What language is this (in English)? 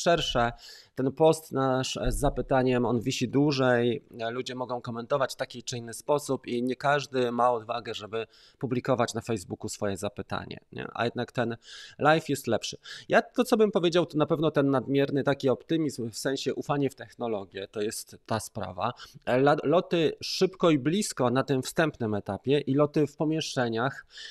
Polish